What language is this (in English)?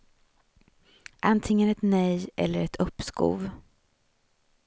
Swedish